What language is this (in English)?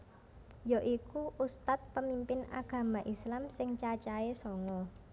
Javanese